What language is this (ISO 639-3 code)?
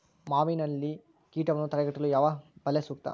kan